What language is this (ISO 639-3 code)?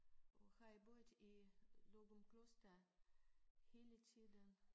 dan